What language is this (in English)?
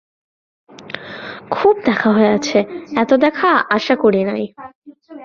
Bangla